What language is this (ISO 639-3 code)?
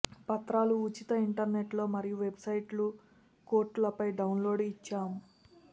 tel